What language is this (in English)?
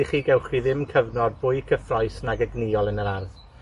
Welsh